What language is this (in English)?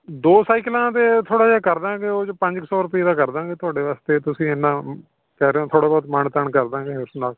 Punjabi